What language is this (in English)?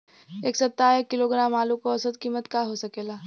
Bhojpuri